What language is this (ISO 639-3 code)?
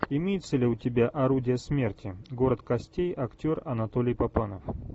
rus